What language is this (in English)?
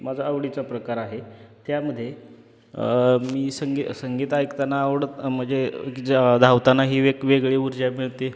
Marathi